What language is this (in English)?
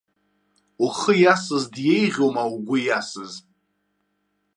Abkhazian